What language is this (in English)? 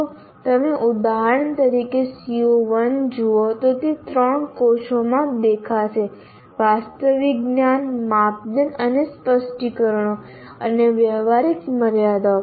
Gujarati